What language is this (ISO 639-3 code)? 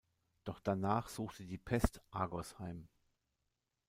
deu